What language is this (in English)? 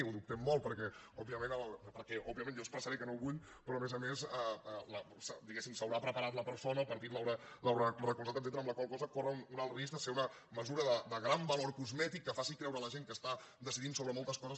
Catalan